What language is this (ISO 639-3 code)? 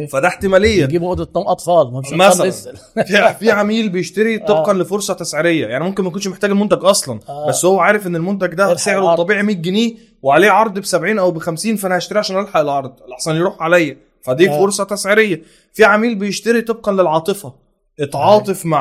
ara